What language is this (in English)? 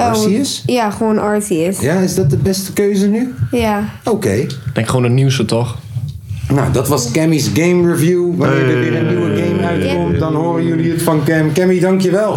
Dutch